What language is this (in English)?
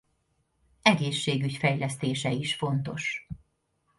Hungarian